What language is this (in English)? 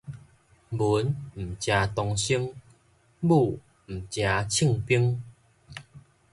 Min Nan Chinese